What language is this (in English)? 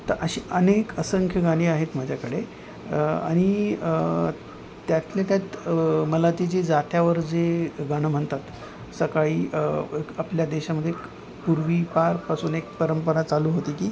Marathi